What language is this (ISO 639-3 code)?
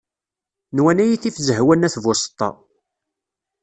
kab